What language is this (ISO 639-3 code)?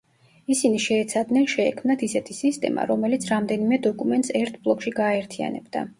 kat